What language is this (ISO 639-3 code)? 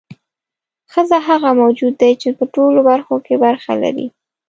pus